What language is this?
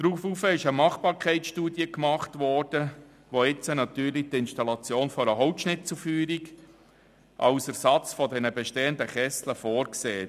Swiss German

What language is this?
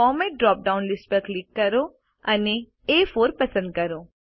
Gujarati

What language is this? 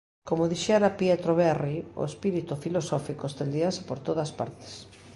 Galician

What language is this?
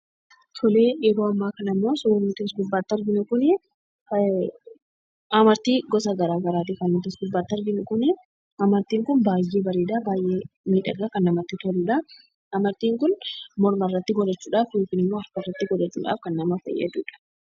Oromo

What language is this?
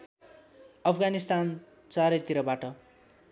Nepali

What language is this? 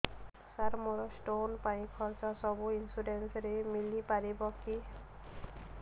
Odia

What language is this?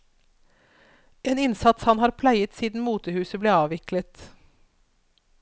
Norwegian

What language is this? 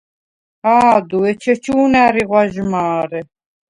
Svan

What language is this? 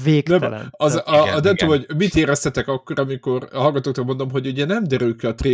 Hungarian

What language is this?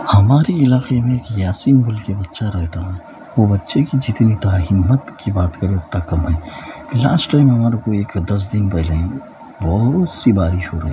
Urdu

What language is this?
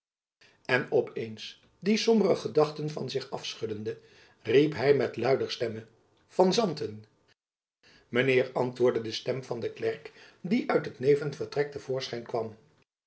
Dutch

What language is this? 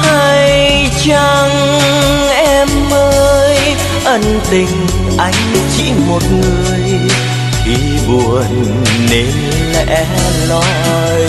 Vietnamese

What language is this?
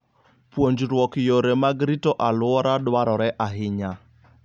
Luo (Kenya and Tanzania)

